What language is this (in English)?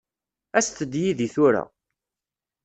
Kabyle